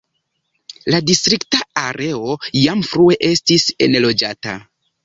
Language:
Esperanto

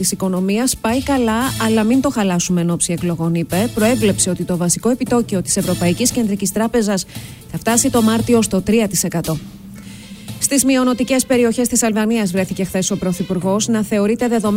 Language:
Greek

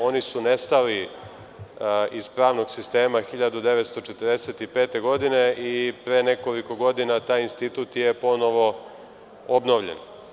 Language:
Serbian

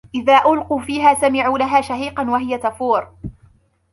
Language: Arabic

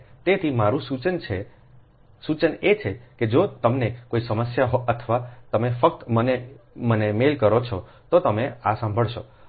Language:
Gujarati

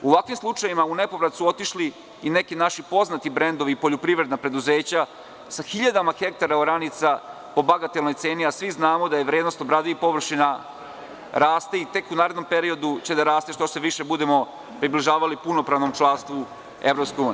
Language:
Serbian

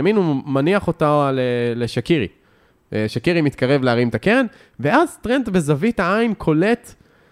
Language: Hebrew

